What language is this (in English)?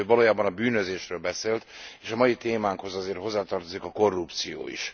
Hungarian